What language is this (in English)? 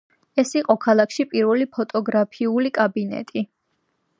Georgian